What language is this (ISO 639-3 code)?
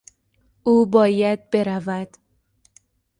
fas